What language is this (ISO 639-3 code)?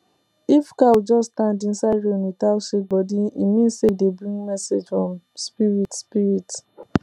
pcm